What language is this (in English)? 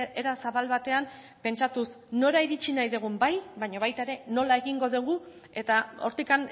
Basque